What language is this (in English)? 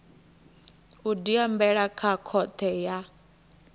Venda